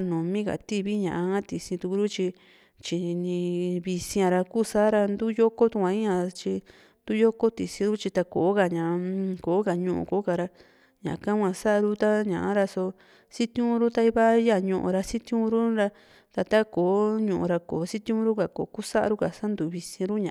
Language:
Juxtlahuaca Mixtec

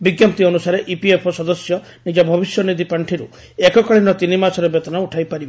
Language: Odia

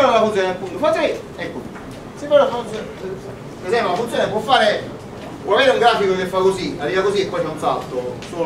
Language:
Italian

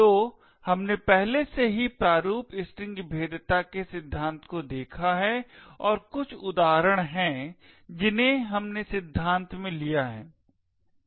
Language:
Hindi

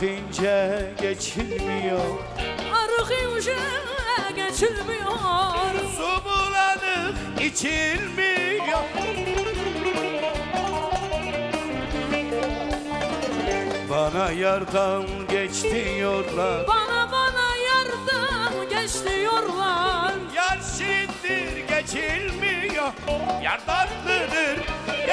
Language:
Arabic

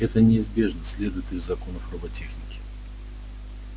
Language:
Russian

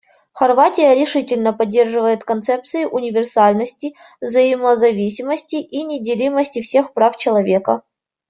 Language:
Russian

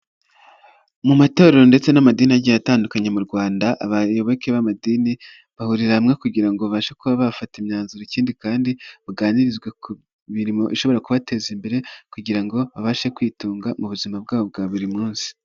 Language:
Kinyarwanda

